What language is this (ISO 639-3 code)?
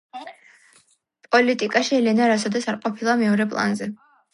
kat